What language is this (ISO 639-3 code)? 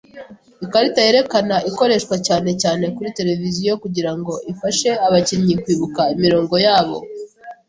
kin